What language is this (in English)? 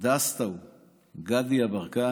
Hebrew